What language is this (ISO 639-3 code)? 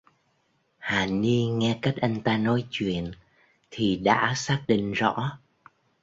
vie